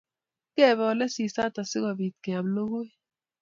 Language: Kalenjin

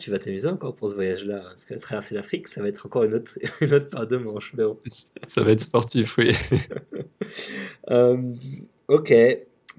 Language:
French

